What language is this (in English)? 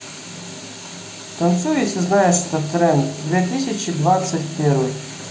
Russian